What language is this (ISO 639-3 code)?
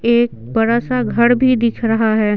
hin